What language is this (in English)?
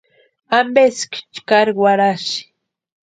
Western Highland Purepecha